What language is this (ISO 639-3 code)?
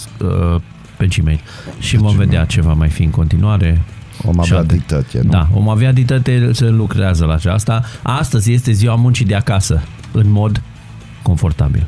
ron